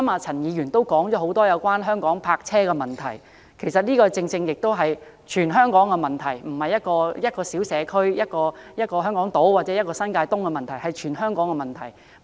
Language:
Cantonese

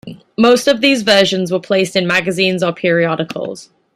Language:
English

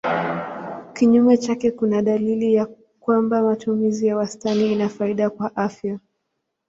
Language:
Swahili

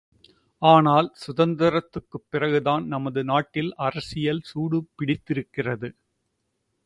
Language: Tamil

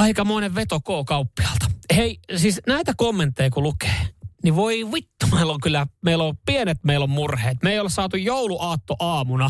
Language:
Finnish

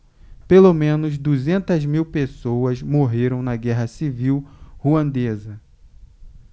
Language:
Portuguese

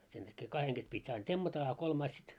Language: Finnish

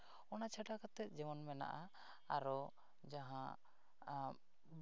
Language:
Santali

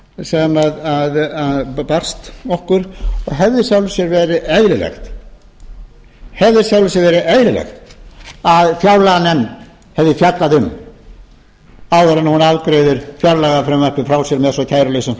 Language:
Icelandic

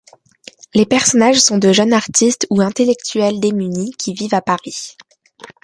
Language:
French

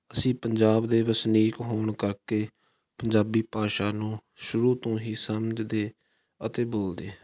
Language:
Punjabi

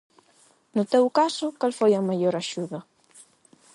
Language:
Galician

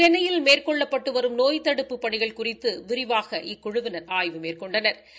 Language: Tamil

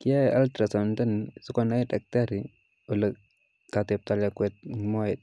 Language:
Kalenjin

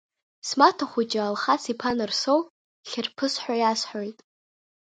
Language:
Abkhazian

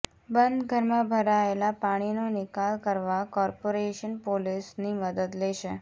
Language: Gujarati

